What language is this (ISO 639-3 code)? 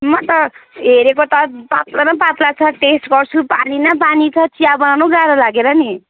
nep